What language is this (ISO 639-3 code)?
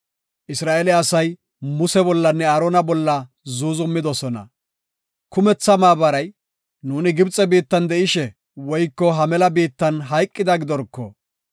gof